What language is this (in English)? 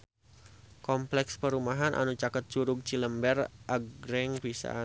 Sundanese